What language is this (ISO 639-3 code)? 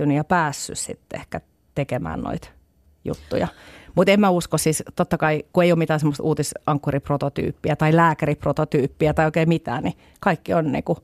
fin